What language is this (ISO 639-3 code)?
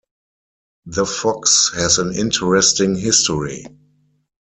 eng